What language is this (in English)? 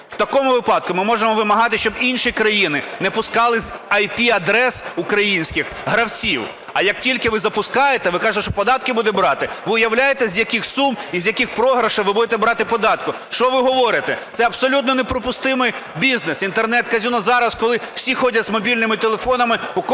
Ukrainian